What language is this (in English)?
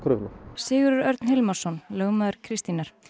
Icelandic